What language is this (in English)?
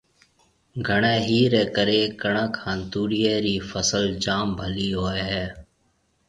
Marwari (Pakistan)